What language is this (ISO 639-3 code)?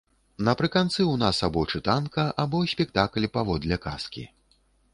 bel